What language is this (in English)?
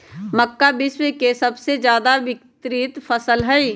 Magahi